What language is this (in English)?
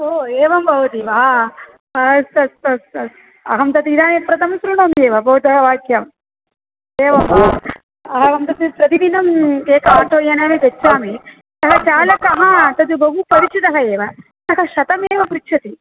Sanskrit